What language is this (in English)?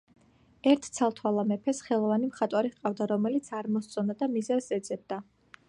Georgian